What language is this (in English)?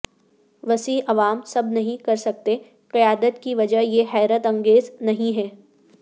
Urdu